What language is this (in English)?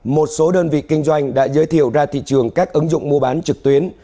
Vietnamese